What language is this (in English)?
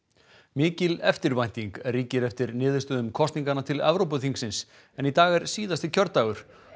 Icelandic